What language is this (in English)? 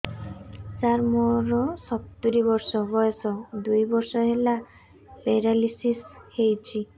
Odia